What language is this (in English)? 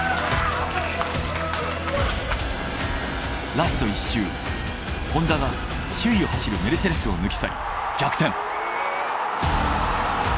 Japanese